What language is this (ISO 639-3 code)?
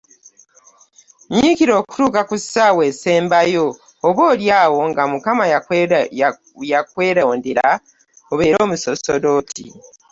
lug